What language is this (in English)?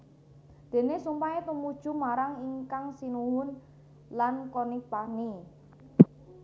Javanese